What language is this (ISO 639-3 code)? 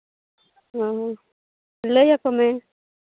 sat